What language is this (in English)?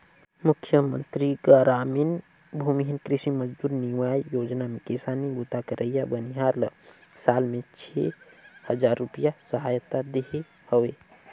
Chhattisgarhi